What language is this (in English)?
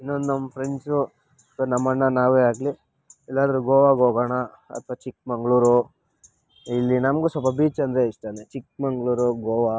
Kannada